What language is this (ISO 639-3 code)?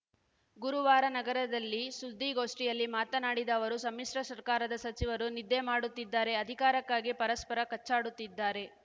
kan